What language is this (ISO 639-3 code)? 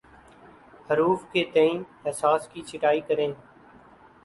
urd